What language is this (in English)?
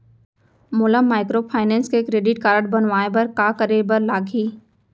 Chhattisgarhi